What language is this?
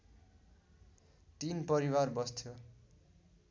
Nepali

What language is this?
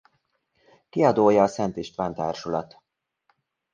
Hungarian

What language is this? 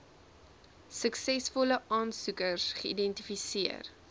Afrikaans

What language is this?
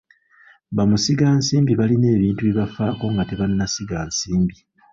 Ganda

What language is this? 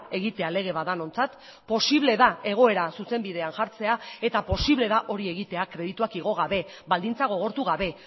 Basque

